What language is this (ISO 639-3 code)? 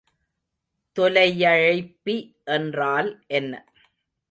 tam